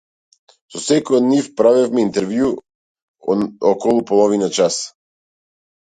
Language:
Macedonian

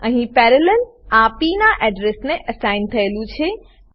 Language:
Gujarati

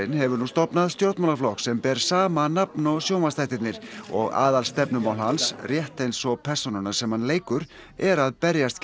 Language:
Icelandic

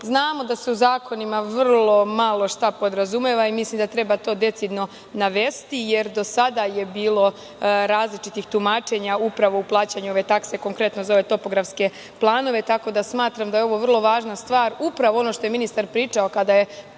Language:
Serbian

